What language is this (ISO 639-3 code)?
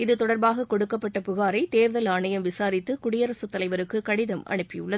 tam